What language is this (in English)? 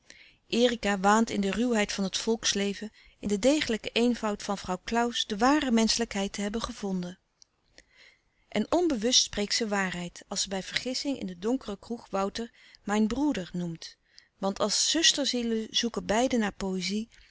Dutch